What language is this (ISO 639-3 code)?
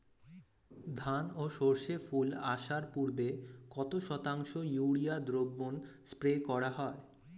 ben